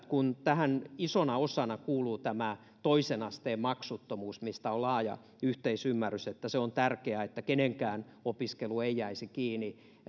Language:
Finnish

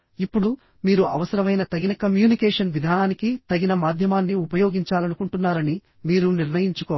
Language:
Telugu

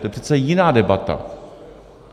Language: Czech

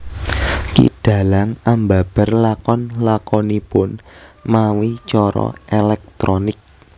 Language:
Javanese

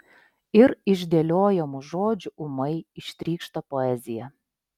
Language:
Lithuanian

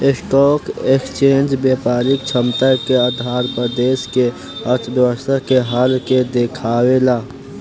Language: Bhojpuri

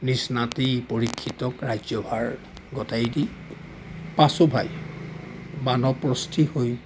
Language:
Assamese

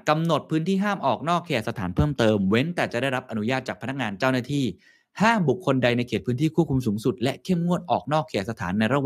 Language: Thai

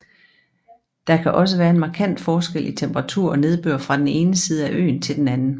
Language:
Danish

